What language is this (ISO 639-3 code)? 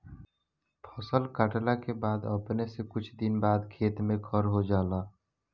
bho